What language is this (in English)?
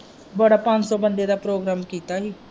Punjabi